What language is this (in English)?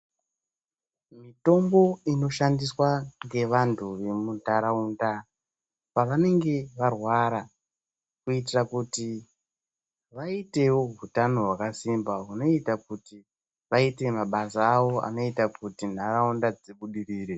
Ndau